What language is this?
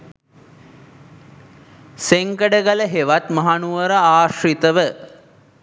Sinhala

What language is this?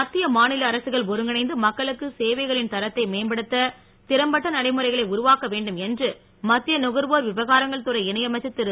Tamil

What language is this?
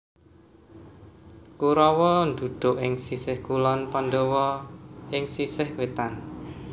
Javanese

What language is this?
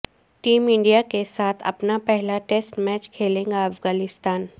Urdu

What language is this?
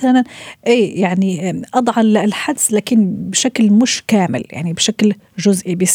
Arabic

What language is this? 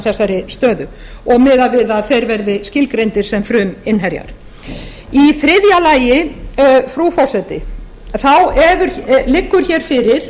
Icelandic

